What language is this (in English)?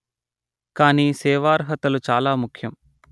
Telugu